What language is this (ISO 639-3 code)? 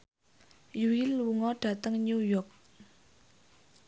jav